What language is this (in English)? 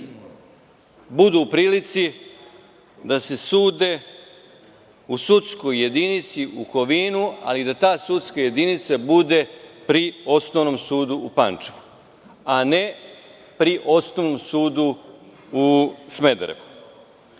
Serbian